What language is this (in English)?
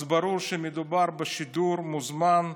Hebrew